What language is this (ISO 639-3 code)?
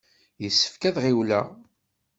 kab